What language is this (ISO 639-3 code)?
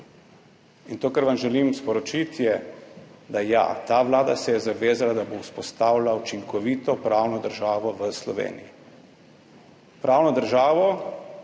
slv